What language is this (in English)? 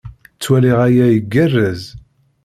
Kabyle